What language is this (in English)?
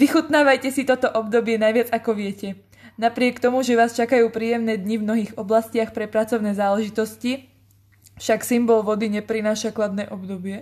Slovak